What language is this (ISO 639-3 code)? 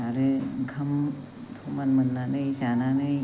brx